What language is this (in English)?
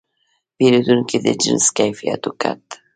Pashto